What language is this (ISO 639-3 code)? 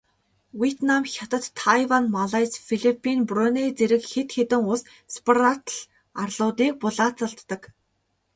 mon